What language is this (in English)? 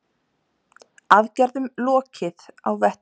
Icelandic